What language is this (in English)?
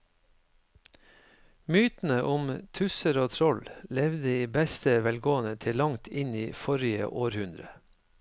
Norwegian